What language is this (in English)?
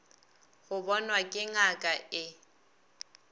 Northern Sotho